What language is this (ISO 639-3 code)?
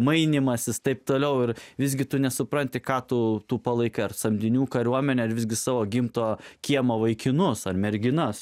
lit